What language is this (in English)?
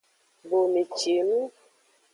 Aja (Benin)